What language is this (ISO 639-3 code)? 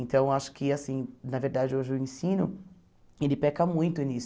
por